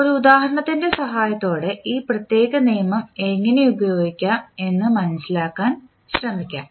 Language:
Malayalam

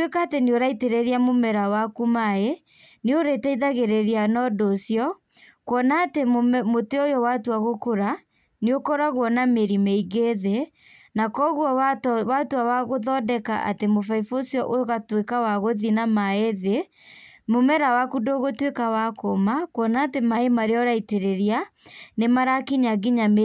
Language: Kikuyu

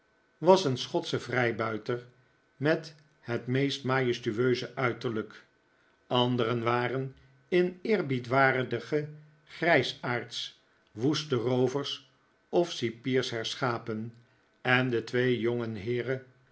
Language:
Dutch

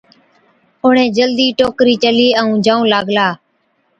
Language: Od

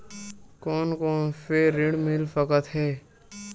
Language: Chhattisgarhi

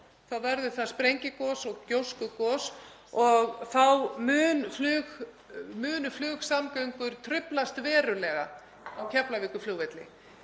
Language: Icelandic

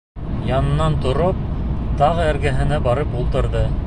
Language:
Bashkir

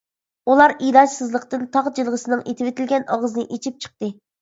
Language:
Uyghur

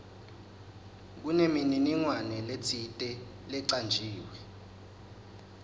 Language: Swati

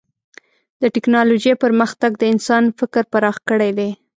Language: Pashto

